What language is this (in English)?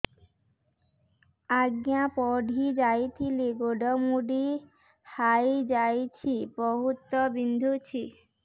Odia